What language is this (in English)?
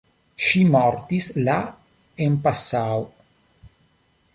Esperanto